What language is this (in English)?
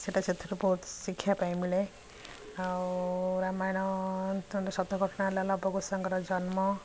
Odia